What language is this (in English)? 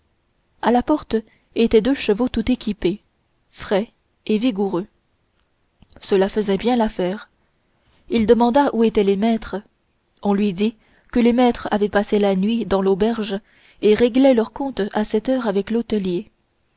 French